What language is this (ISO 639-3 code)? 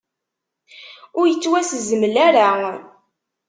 kab